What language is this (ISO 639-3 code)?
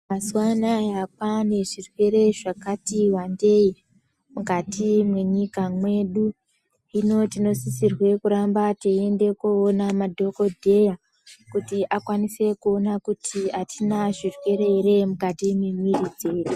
ndc